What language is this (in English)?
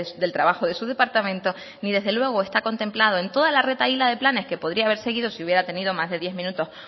Spanish